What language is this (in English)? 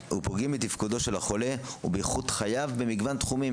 Hebrew